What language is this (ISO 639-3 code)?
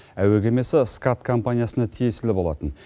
kaz